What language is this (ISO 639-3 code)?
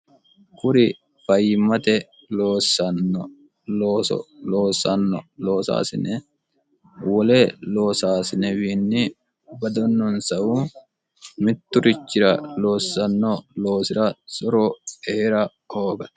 sid